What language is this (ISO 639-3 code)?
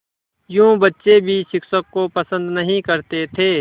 hin